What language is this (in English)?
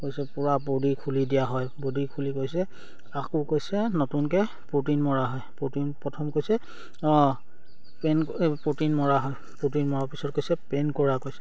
Assamese